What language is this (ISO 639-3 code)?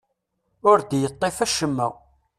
kab